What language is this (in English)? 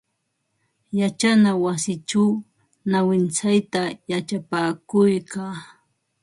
Ambo-Pasco Quechua